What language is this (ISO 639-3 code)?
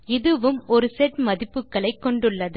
tam